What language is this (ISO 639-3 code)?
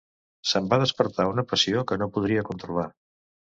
cat